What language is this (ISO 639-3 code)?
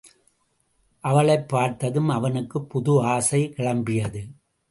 tam